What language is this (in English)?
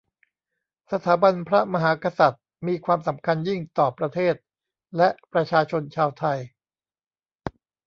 Thai